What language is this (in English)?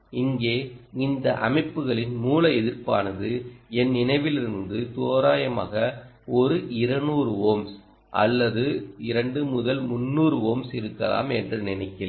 Tamil